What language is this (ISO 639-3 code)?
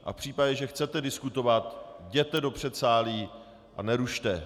ces